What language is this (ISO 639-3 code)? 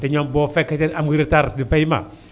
wol